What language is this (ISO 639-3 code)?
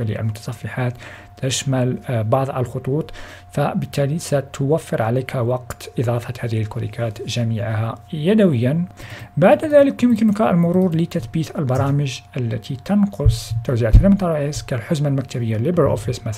ara